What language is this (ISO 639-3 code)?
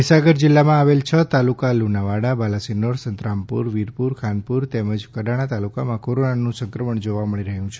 guj